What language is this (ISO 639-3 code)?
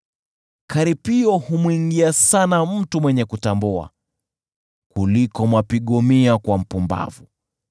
swa